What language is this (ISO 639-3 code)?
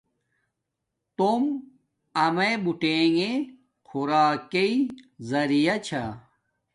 dmk